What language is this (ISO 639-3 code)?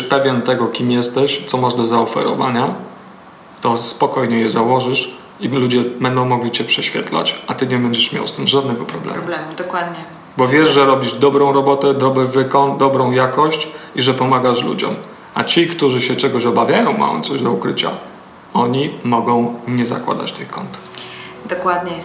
pol